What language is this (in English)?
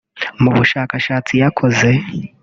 Kinyarwanda